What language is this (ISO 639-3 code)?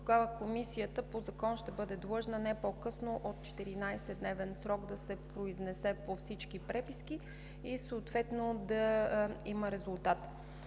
bul